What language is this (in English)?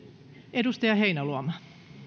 Finnish